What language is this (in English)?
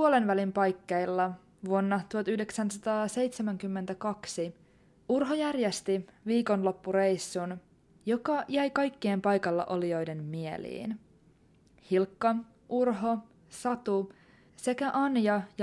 Finnish